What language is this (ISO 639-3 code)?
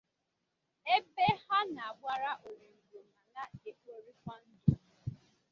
ibo